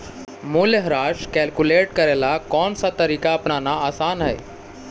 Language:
Magahi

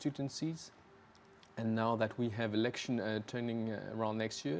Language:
Indonesian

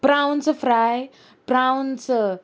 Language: Konkani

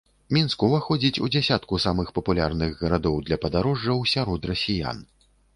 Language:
Belarusian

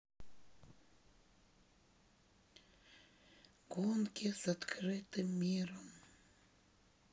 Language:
Russian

